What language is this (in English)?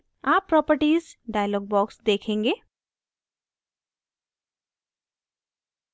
Hindi